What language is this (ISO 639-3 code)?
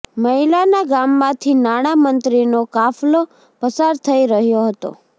guj